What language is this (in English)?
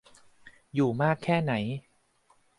Thai